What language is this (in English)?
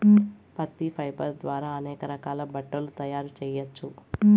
Telugu